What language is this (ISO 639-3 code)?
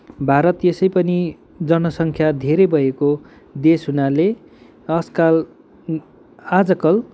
nep